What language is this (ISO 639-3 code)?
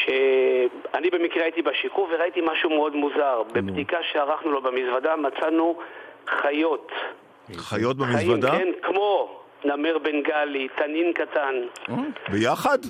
heb